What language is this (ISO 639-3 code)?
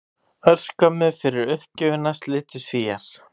isl